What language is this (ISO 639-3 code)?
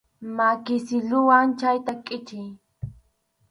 qxu